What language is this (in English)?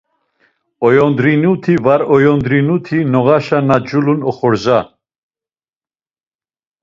Laz